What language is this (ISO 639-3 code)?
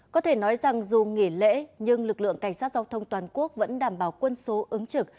vie